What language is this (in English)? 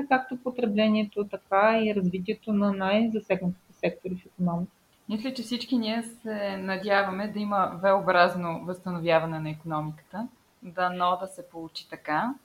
Bulgarian